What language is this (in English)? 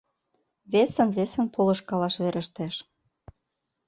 Mari